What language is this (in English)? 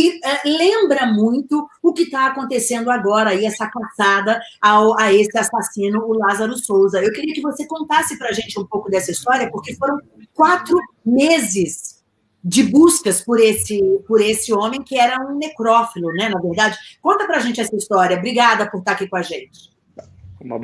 Portuguese